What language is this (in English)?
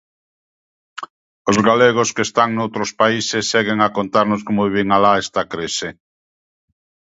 Galician